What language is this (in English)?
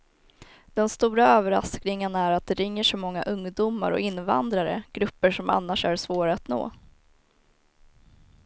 Swedish